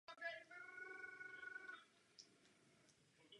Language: Czech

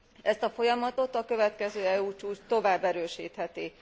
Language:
Hungarian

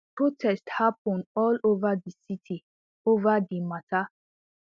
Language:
Nigerian Pidgin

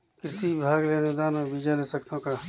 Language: Chhattisgarhi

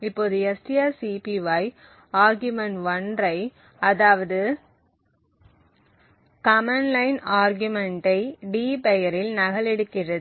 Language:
Tamil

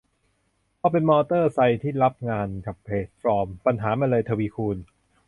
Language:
Thai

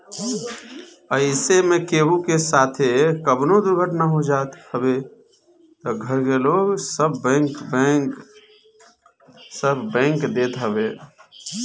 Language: Bhojpuri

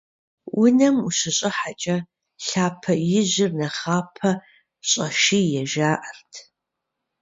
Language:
Kabardian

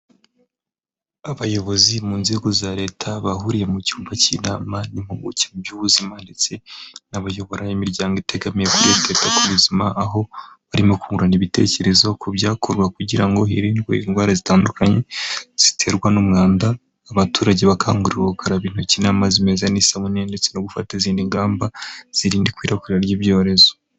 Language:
Kinyarwanda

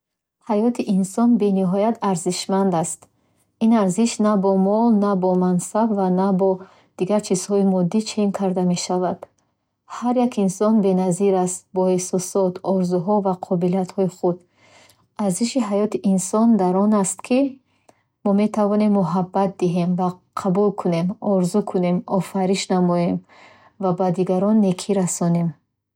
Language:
Bukharic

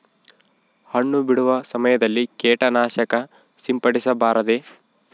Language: Kannada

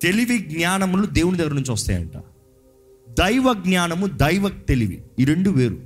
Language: Telugu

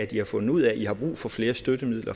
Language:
Danish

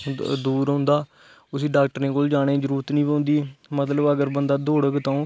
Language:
Dogri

